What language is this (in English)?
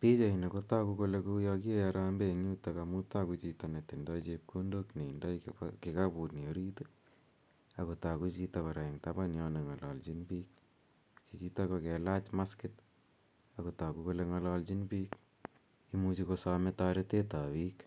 Kalenjin